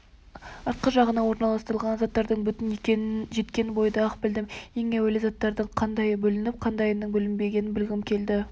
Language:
Kazakh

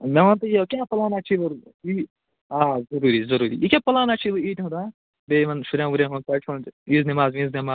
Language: Kashmiri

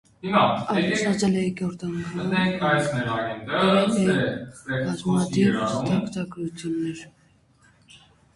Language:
Armenian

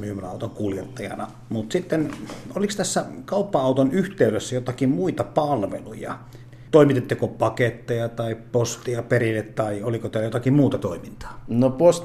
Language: Finnish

